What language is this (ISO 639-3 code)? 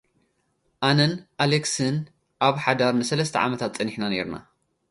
tir